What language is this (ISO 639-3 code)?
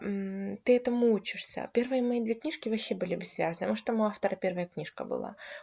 rus